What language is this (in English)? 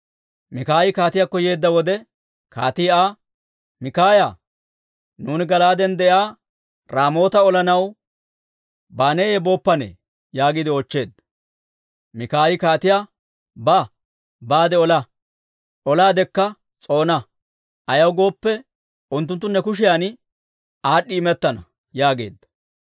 Dawro